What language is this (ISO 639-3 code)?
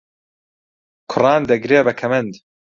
ckb